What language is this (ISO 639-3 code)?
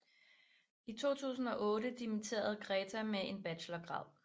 dan